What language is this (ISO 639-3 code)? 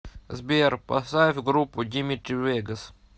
rus